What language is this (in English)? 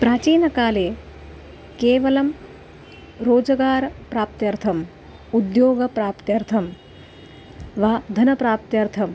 Sanskrit